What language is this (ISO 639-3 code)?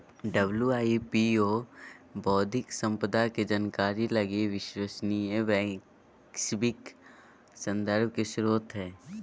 mag